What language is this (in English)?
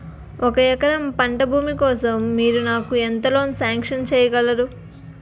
Telugu